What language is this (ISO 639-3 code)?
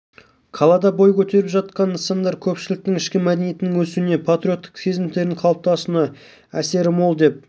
kaz